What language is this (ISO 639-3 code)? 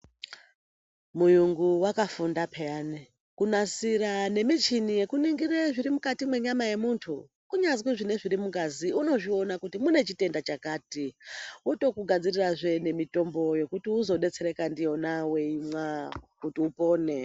ndc